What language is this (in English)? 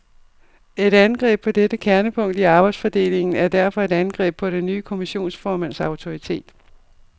Danish